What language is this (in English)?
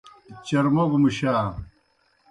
Kohistani Shina